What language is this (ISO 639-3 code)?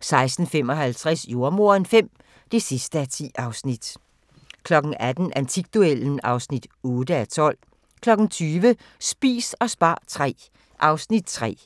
dan